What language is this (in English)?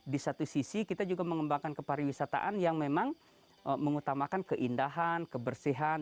Indonesian